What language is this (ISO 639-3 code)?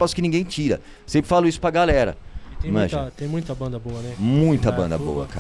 por